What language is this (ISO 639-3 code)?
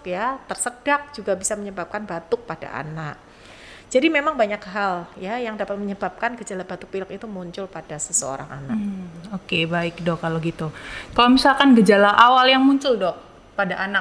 ind